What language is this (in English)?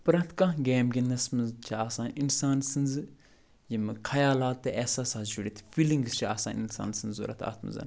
Kashmiri